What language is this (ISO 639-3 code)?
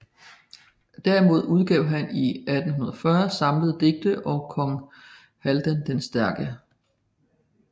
dan